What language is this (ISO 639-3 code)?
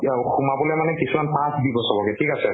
asm